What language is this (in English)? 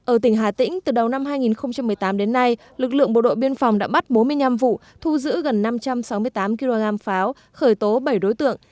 Vietnamese